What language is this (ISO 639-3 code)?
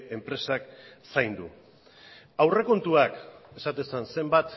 eus